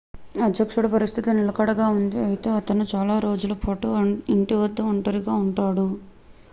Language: Telugu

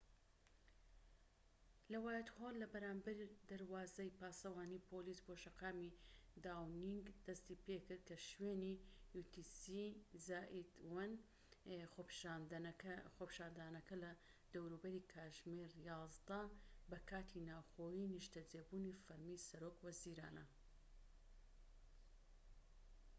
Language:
Central Kurdish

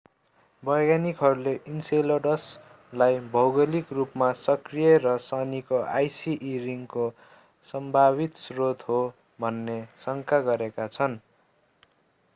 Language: Nepali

